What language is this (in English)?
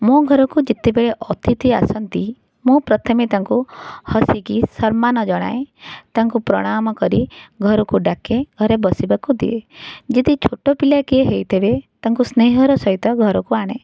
Odia